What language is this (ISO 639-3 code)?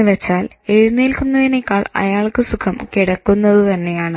mal